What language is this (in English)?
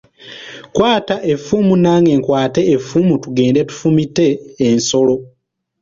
Ganda